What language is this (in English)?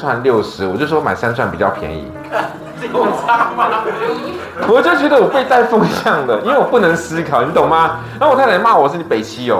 Chinese